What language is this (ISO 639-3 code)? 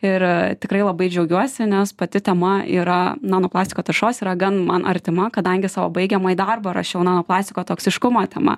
lit